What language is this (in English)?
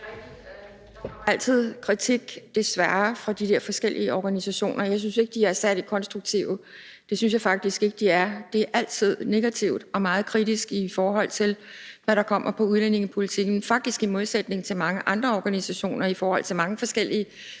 Danish